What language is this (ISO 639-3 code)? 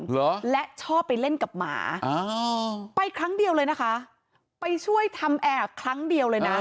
tha